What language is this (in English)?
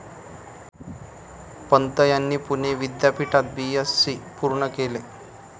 Marathi